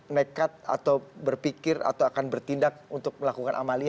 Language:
Indonesian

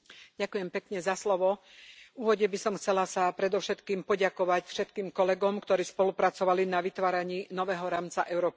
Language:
Slovak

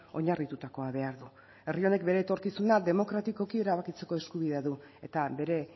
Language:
Basque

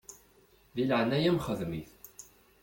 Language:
Kabyle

